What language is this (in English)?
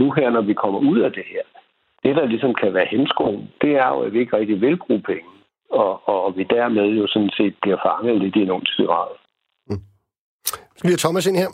Danish